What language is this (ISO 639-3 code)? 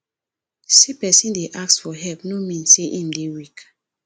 pcm